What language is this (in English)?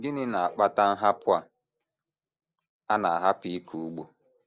Igbo